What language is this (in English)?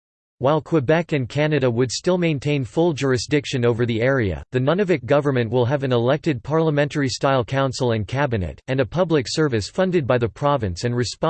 English